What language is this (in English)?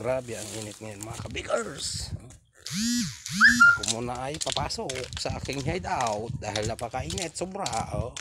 Filipino